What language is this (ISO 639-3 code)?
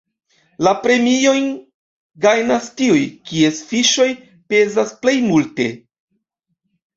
epo